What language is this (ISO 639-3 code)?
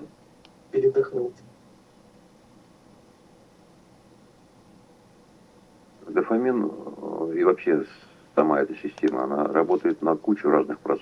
rus